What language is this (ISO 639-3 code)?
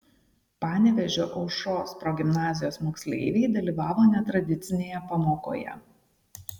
lit